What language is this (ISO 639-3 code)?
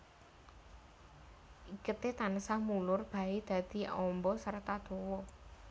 jav